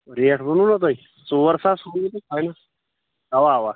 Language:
Kashmiri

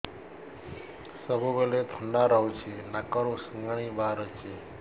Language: Odia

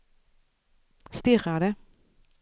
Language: Swedish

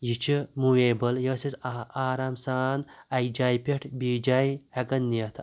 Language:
Kashmiri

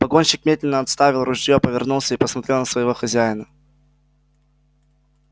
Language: Russian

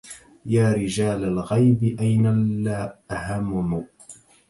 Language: Arabic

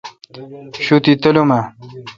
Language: Kalkoti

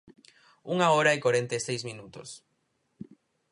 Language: Galician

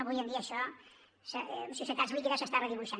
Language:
Catalan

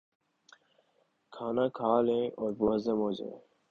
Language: Urdu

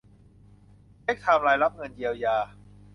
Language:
Thai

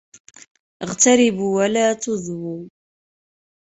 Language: Arabic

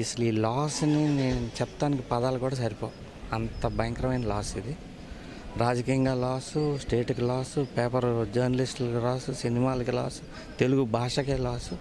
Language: Telugu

